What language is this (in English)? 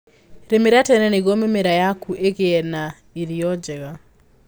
Kikuyu